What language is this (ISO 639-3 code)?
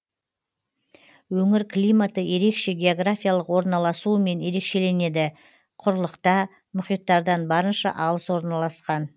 kaz